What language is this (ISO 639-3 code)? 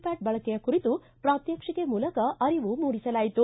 kan